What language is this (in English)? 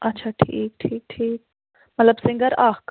Kashmiri